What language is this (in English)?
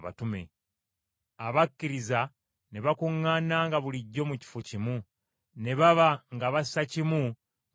Ganda